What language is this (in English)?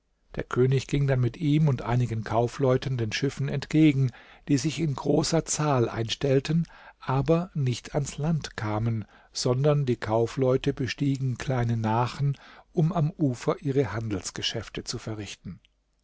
German